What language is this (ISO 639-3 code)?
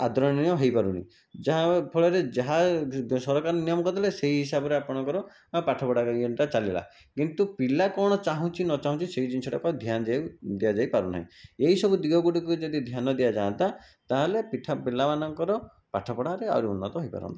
ori